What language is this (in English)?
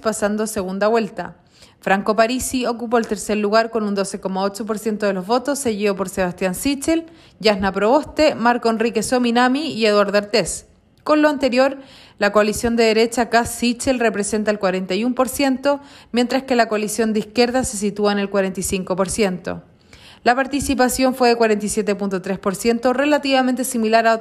Spanish